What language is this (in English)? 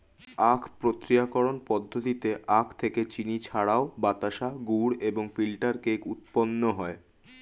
Bangla